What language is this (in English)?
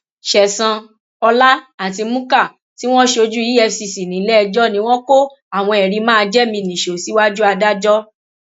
Yoruba